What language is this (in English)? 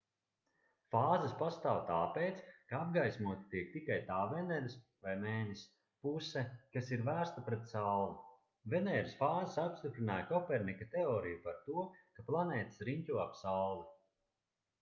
Latvian